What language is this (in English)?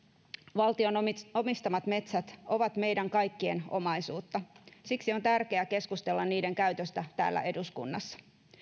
Finnish